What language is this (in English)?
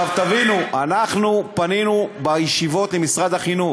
Hebrew